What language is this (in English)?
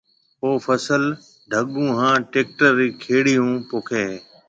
Marwari (Pakistan)